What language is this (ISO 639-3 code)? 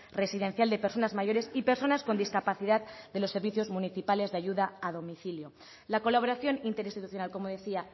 spa